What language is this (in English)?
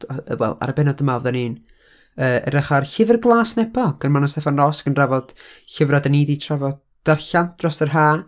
Welsh